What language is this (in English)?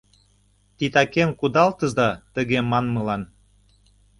Mari